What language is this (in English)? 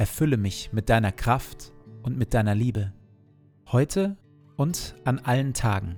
German